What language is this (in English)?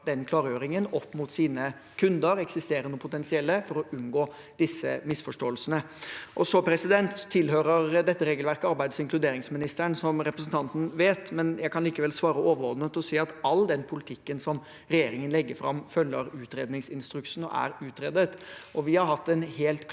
Norwegian